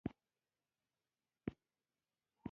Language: Pashto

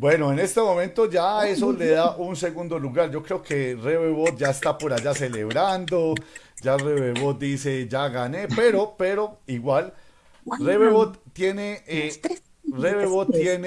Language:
Spanish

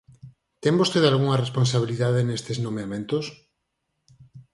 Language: Galician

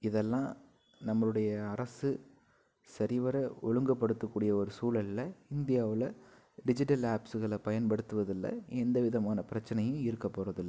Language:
Tamil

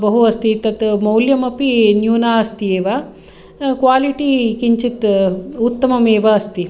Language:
Sanskrit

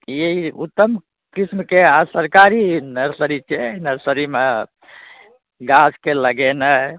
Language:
Maithili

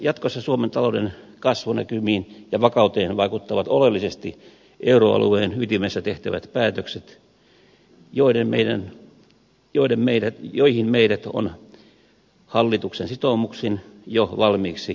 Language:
Finnish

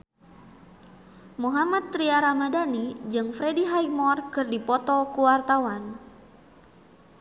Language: Sundanese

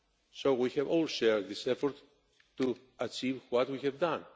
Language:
English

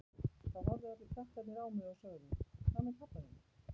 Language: Icelandic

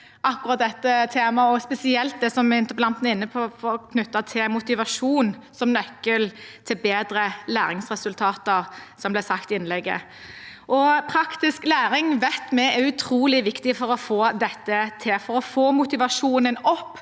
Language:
Norwegian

